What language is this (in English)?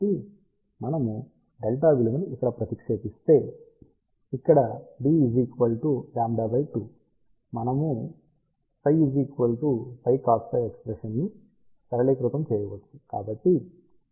Telugu